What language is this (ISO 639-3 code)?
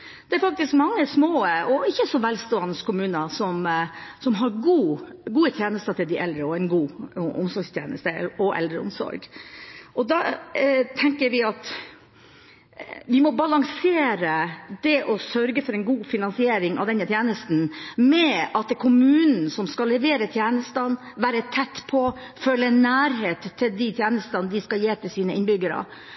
nob